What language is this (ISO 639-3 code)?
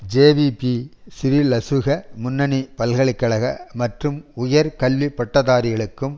tam